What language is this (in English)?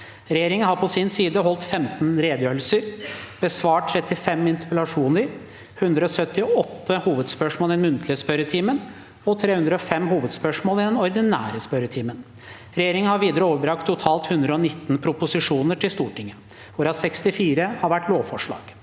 Norwegian